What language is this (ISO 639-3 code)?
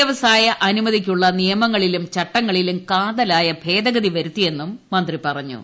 mal